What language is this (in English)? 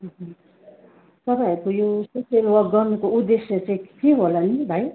Nepali